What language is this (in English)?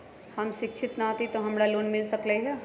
Magahi